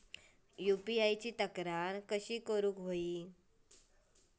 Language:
Marathi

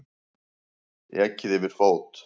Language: Icelandic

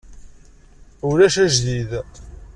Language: Kabyle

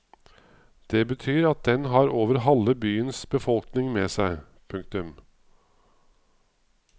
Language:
Norwegian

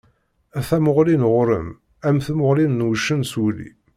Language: Kabyle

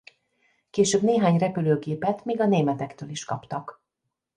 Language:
Hungarian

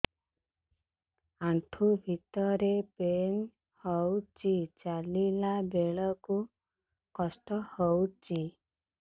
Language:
Odia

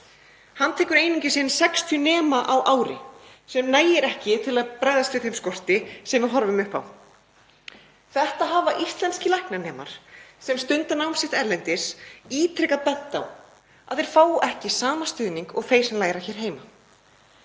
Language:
Icelandic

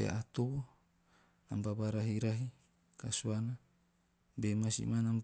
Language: Teop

